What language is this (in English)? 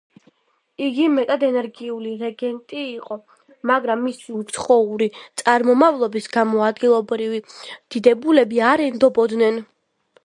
Georgian